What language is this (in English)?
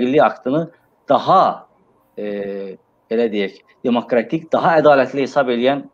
Turkish